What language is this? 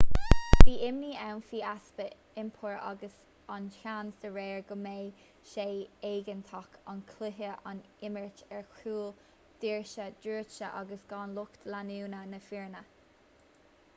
Irish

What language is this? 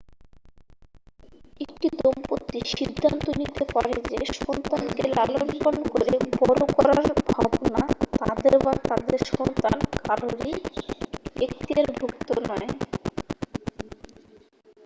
Bangla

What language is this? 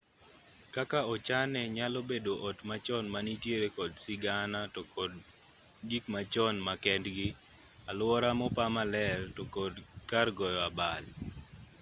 Luo (Kenya and Tanzania)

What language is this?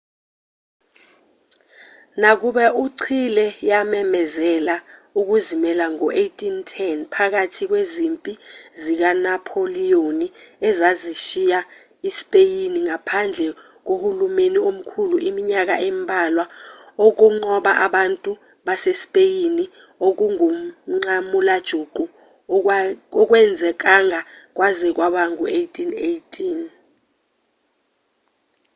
Zulu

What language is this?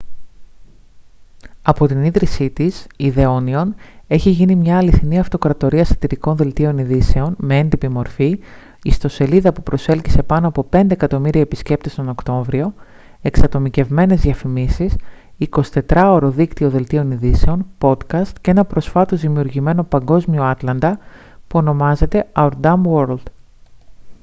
Greek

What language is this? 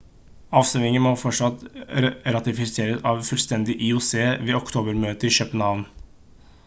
Norwegian Bokmål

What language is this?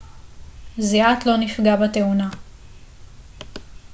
Hebrew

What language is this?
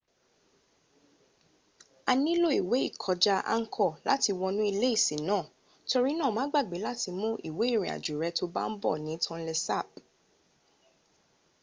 Yoruba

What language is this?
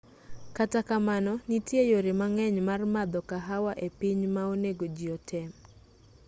Luo (Kenya and Tanzania)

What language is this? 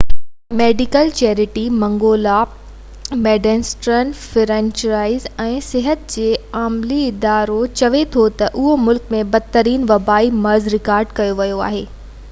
Sindhi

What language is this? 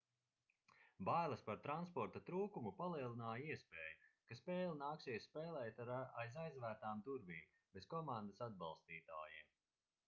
Latvian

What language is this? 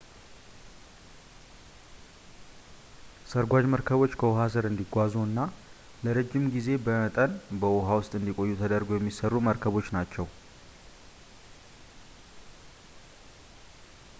Amharic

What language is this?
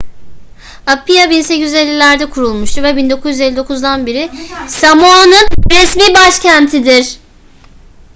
Turkish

